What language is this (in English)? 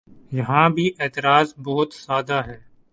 Urdu